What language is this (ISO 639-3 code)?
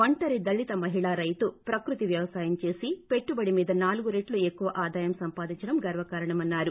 tel